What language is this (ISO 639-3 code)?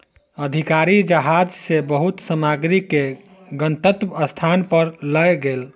mai